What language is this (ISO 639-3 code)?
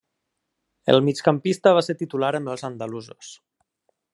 cat